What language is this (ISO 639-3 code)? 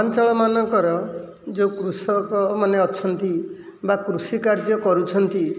ori